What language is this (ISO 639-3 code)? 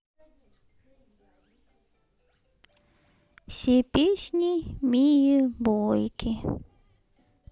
rus